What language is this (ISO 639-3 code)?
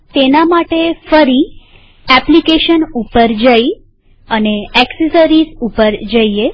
guj